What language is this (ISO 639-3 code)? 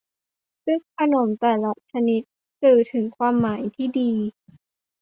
tha